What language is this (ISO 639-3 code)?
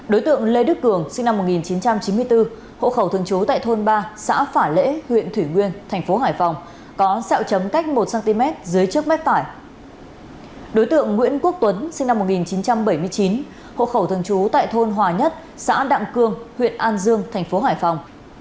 vie